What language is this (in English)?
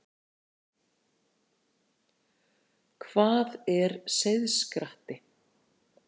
Icelandic